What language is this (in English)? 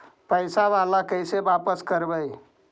Magahi